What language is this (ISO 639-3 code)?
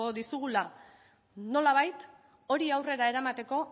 eus